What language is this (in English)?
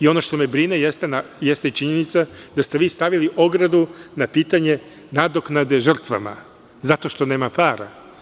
Serbian